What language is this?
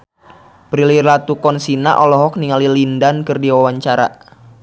Sundanese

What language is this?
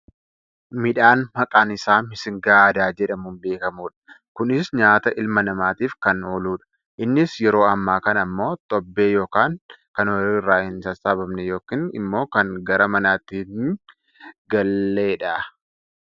Oromo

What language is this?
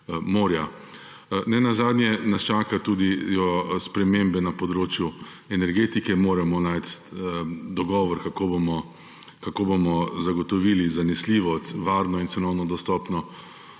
Slovenian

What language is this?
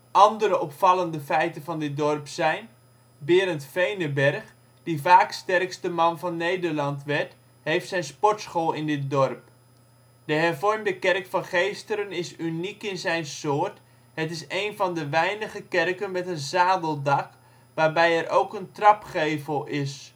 Dutch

